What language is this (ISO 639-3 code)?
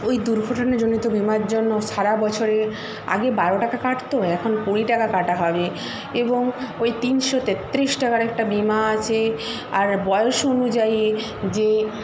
ben